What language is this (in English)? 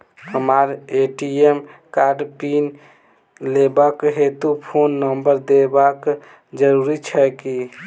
Maithili